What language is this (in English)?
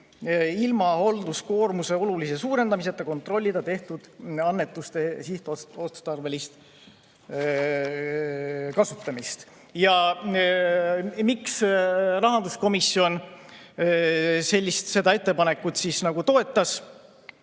Estonian